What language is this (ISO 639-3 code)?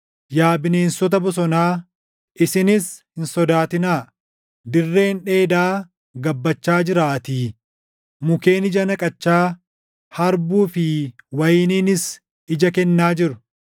orm